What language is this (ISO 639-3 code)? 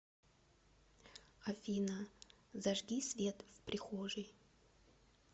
rus